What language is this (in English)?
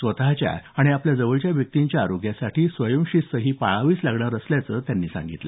Marathi